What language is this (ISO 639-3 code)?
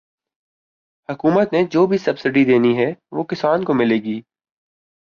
urd